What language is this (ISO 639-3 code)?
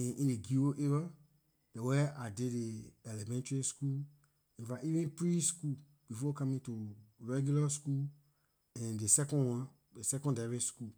lir